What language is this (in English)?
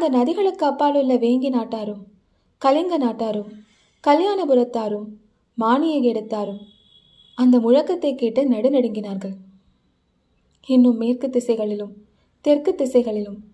Tamil